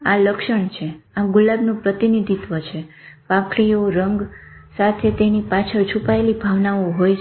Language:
Gujarati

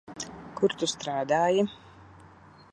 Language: Latvian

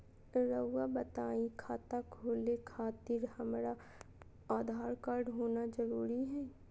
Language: Magahi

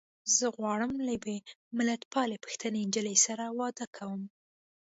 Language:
Pashto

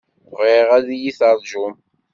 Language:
Kabyle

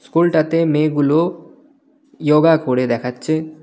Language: Bangla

